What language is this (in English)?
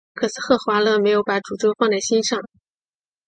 Chinese